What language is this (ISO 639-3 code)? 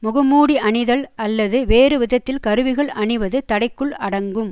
tam